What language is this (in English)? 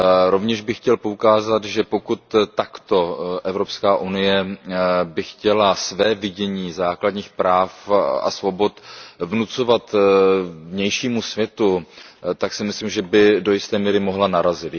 Czech